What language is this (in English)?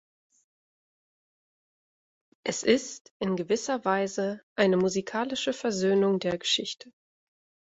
German